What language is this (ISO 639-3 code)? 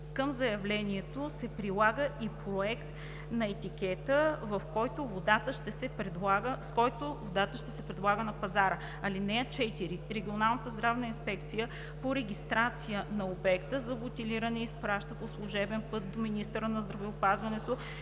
bul